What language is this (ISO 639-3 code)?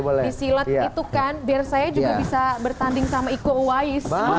ind